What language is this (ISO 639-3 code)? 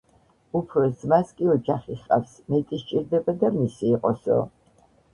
kat